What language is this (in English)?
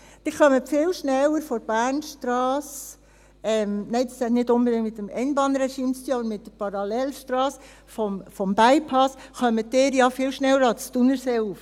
Swiss German